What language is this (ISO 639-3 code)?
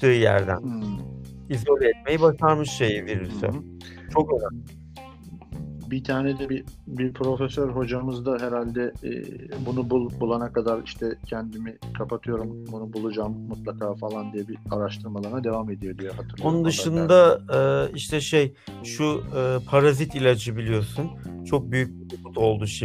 tur